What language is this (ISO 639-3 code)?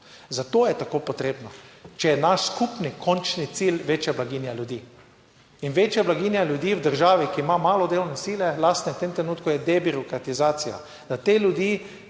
slv